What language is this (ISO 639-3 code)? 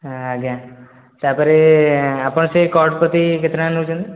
ori